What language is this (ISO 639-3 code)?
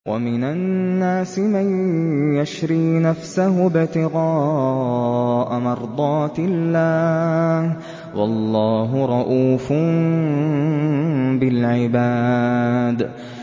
ara